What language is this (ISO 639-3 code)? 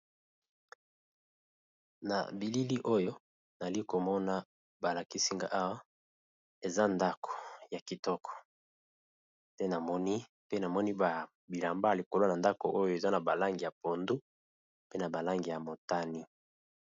lin